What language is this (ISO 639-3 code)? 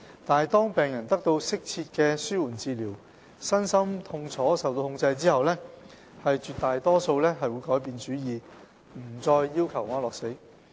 yue